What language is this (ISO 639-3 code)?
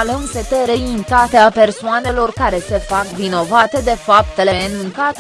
ron